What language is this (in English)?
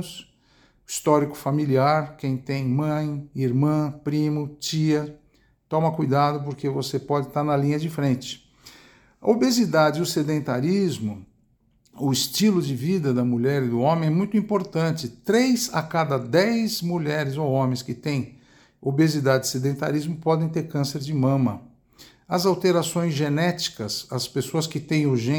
Portuguese